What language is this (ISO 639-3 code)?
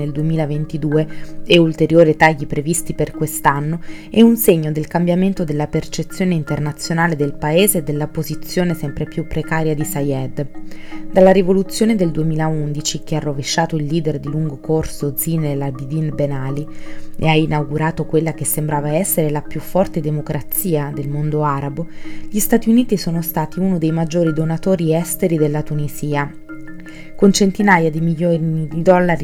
ita